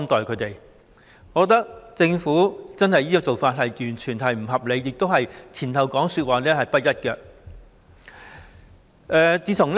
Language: Cantonese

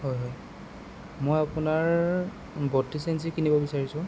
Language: Assamese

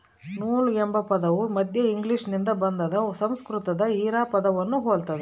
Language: Kannada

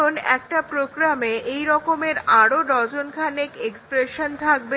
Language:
Bangla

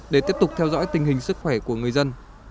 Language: Vietnamese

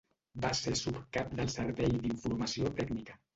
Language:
Catalan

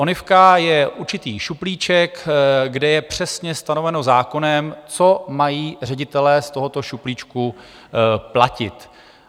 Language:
Czech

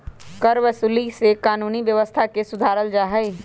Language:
Magahi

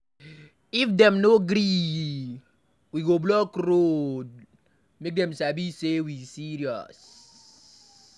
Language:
Nigerian Pidgin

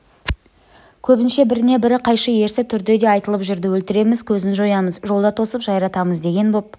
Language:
Kazakh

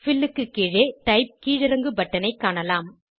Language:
Tamil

